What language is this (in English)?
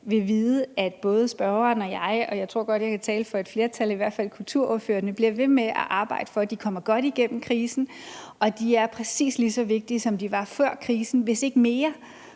Danish